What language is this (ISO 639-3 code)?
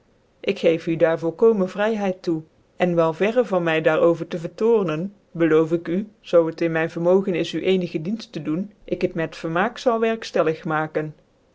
nld